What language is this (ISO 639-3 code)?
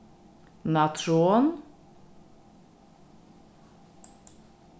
fao